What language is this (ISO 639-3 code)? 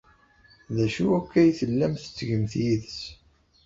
kab